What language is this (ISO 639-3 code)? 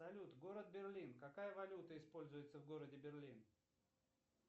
rus